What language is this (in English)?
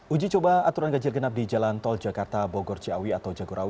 Indonesian